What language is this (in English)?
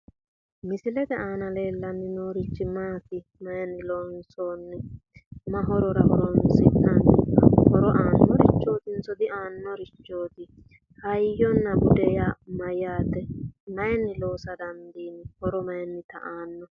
Sidamo